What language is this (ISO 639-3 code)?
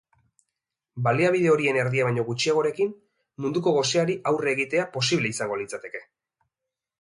eus